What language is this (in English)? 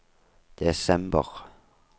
Norwegian